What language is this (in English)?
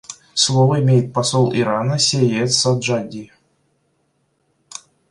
Russian